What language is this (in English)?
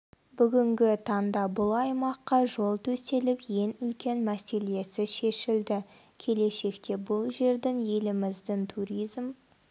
Kazakh